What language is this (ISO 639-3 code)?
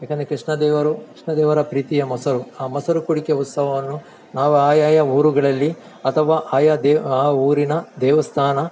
kan